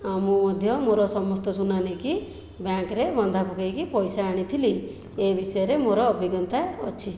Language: Odia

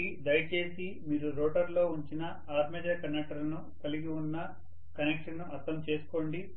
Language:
Telugu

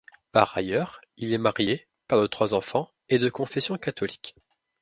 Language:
French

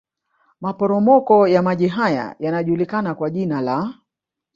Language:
Swahili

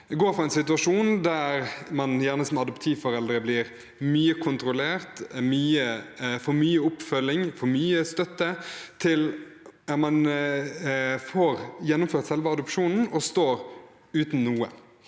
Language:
Norwegian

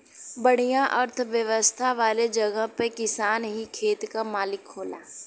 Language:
Bhojpuri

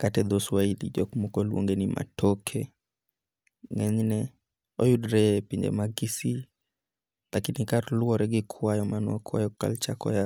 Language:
Luo (Kenya and Tanzania)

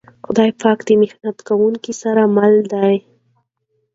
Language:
Pashto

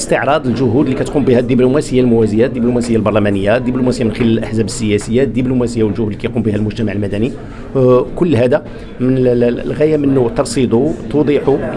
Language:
Arabic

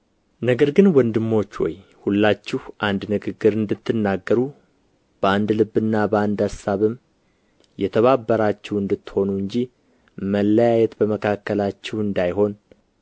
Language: Amharic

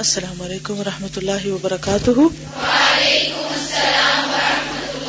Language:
Urdu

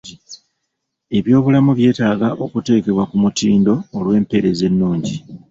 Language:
Ganda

